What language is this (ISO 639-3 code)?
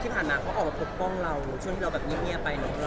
tha